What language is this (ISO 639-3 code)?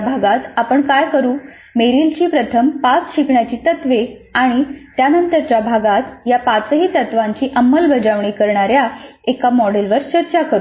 mar